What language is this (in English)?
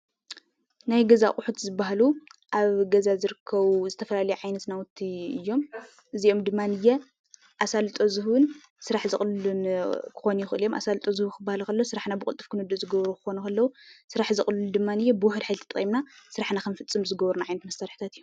Tigrinya